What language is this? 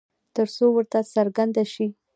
Pashto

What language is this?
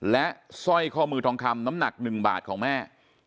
Thai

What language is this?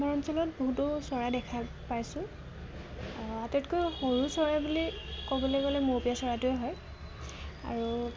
Assamese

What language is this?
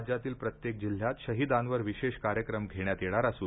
Marathi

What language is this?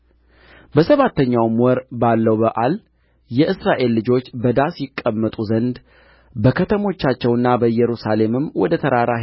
Amharic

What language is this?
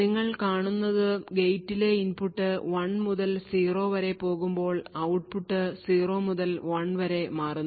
Malayalam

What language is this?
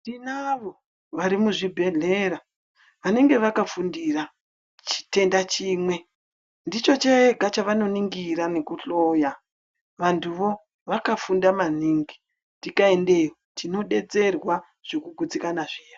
Ndau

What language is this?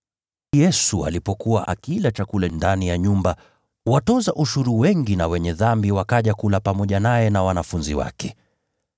Swahili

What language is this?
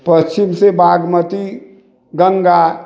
Maithili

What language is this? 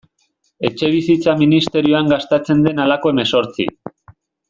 Basque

